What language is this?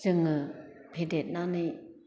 Bodo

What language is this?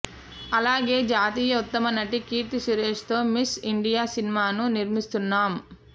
Telugu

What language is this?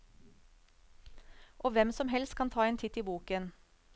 Norwegian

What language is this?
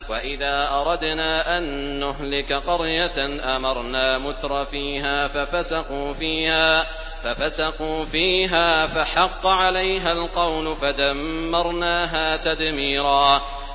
Arabic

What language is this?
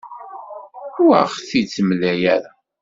Kabyle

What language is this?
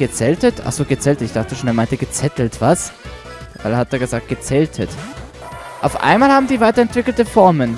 German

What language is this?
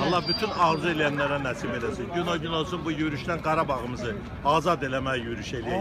Turkish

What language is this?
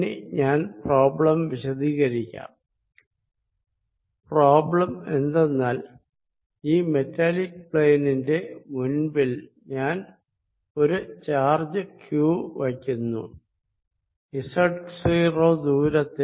Malayalam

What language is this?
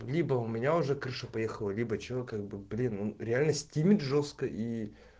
Russian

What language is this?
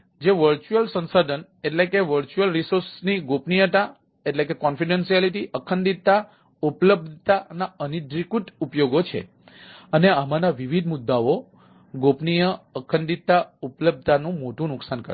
Gujarati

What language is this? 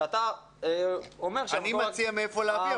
Hebrew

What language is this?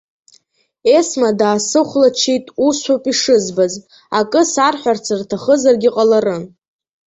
Abkhazian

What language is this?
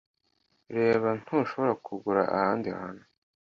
Kinyarwanda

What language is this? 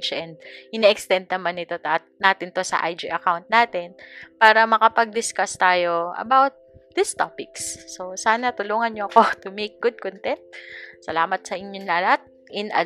Filipino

